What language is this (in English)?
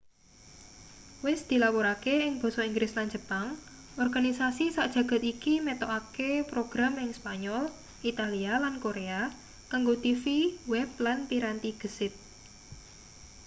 Javanese